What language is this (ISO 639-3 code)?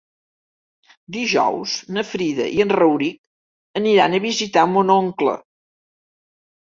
cat